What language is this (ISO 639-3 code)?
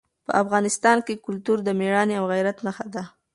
pus